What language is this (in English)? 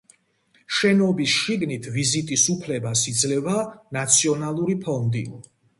Georgian